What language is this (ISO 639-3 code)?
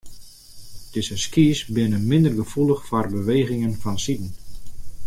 fry